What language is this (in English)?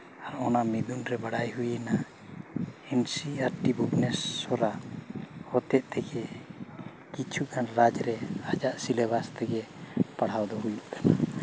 Santali